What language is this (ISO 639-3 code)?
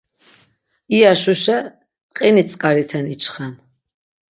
lzz